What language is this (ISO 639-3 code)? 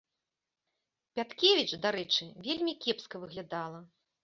bel